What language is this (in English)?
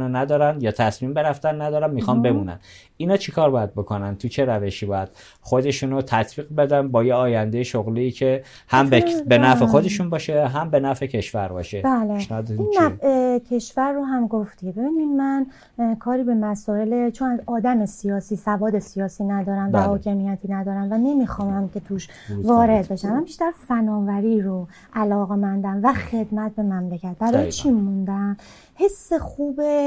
Persian